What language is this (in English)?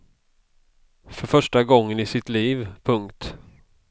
Swedish